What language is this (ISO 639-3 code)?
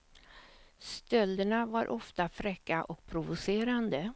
swe